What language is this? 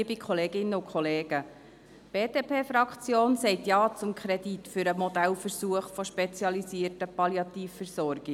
Swiss German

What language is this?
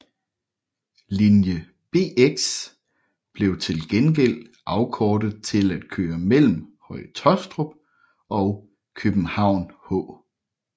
Danish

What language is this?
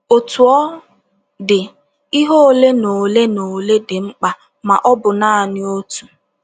Igbo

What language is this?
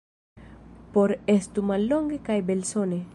Esperanto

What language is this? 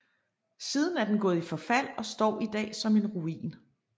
Danish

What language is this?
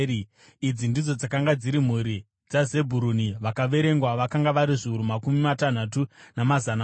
Shona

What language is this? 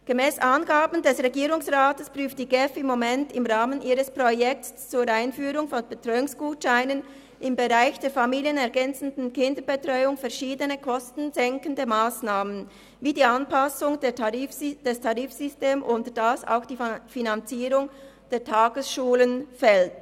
Swiss German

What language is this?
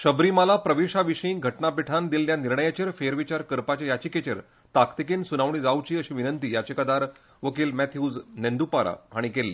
Konkani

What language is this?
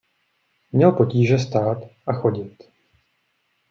Czech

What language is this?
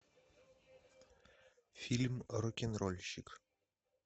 Russian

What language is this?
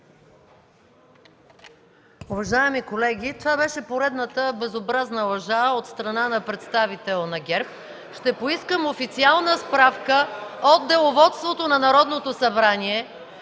Bulgarian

